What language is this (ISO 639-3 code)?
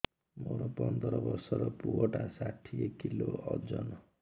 ori